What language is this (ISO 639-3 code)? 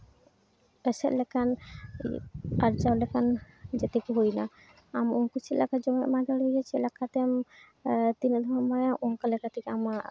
sat